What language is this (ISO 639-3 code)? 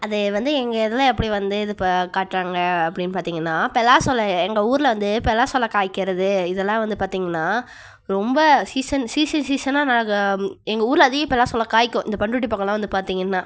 tam